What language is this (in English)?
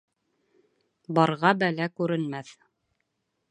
Bashkir